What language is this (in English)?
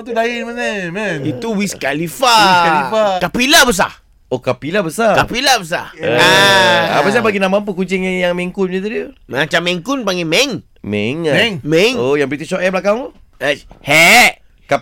Malay